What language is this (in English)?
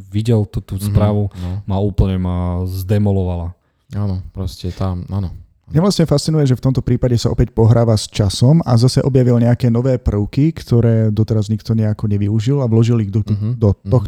Slovak